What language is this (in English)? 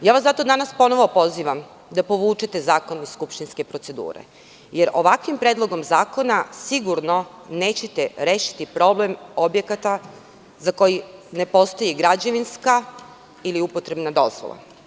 Serbian